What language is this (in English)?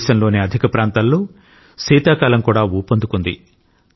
Telugu